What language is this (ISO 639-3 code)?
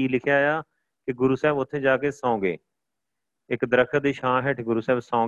pan